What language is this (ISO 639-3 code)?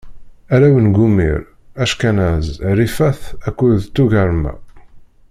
kab